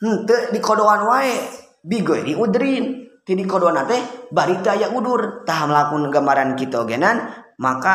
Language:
Indonesian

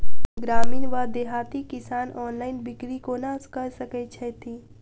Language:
Maithili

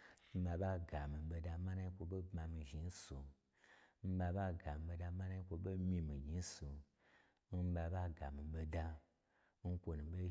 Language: Gbagyi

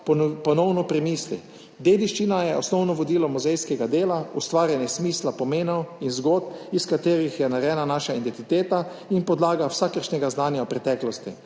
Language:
Slovenian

